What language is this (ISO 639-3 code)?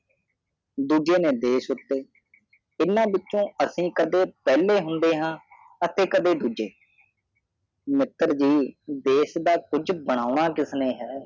pan